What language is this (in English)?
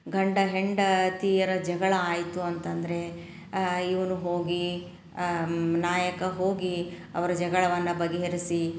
Kannada